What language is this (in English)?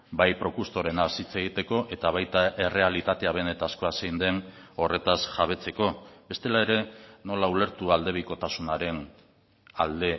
Basque